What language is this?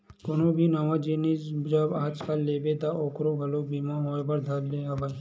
Chhattisgarhi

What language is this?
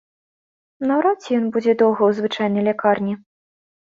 Belarusian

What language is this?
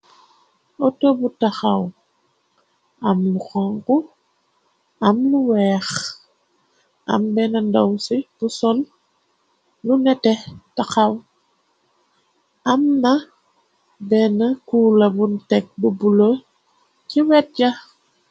Wolof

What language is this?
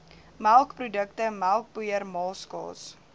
Afrikaans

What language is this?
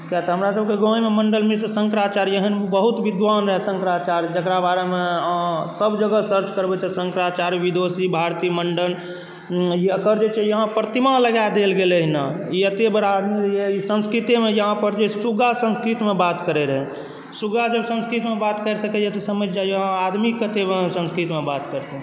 Maithili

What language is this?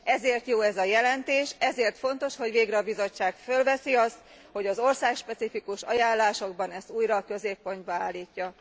Hungarian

